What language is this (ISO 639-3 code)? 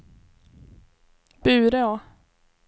swe